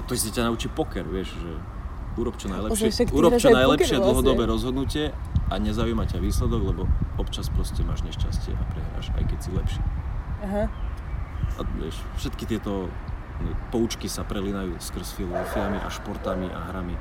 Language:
Slovak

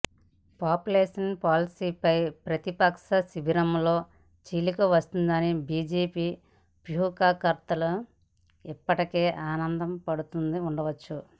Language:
Telugu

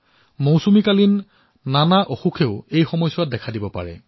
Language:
Assamese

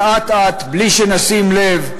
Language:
Hebrew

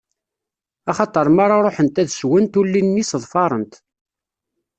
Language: Kabyle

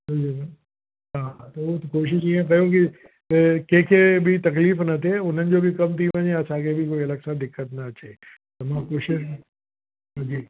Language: Sindhi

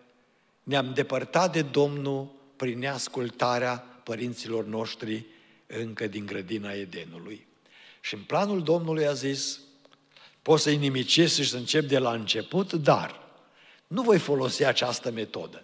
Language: Romanian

